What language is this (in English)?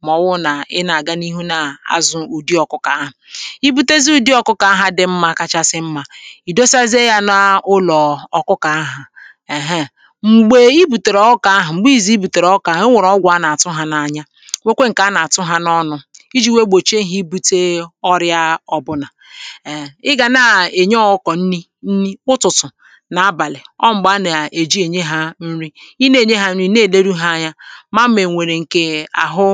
Igbo